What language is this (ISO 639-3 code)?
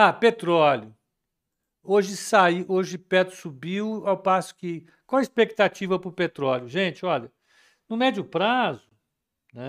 por